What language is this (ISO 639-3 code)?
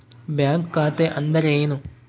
kan